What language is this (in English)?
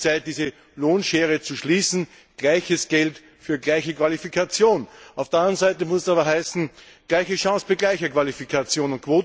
German